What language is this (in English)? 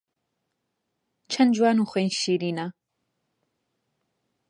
Central Kurdish